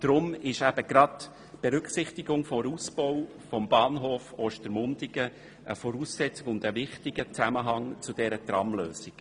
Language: Swiss German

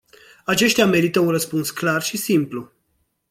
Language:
Romanian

